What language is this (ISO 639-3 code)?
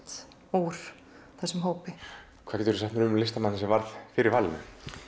isl